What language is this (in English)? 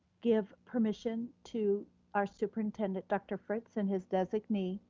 English